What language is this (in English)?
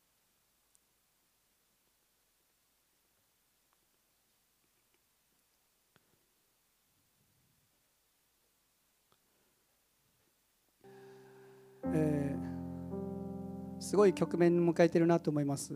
Japanese